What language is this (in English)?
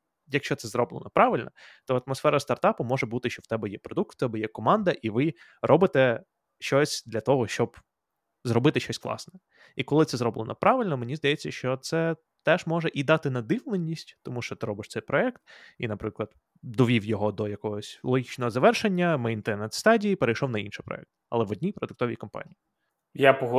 Ukrainian